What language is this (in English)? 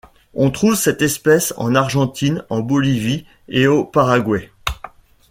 French